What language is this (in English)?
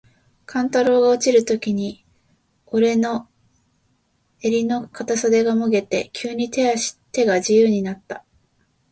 Japanese